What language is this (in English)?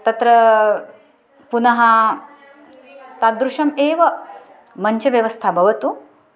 Sanskrit